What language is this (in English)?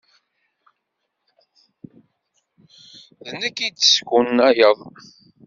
Kabyle